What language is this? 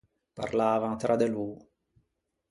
Ligurian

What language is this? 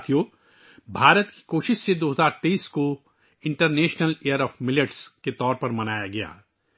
Urdu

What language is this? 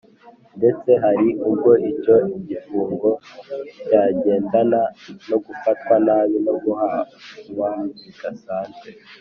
Kinyarwanda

